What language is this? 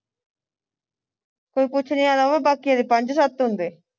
Punjabi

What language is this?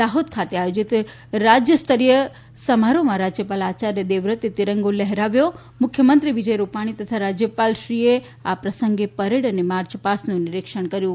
Gujarati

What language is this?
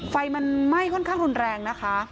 Thai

